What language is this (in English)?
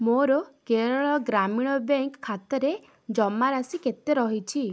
Odia